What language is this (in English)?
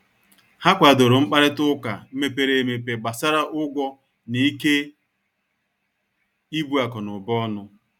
Igbo